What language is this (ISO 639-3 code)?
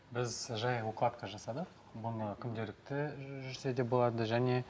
kaz